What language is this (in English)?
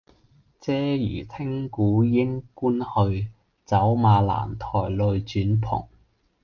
Cantonese